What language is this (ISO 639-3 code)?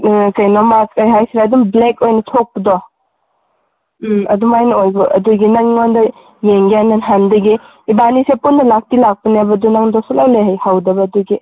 mni